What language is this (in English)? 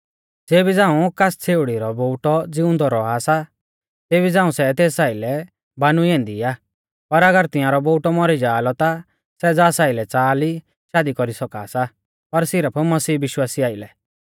Mahasu Pahari